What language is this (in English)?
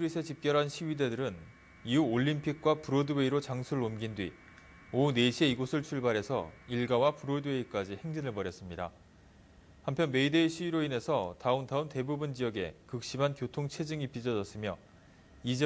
Korean